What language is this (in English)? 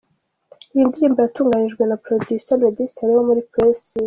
Kinyarwanda